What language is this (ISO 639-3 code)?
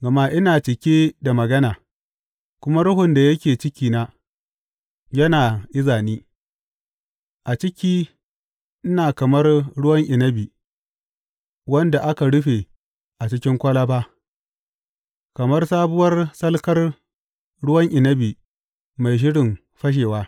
hau